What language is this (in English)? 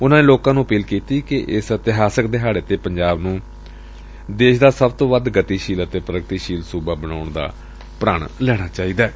Punjabi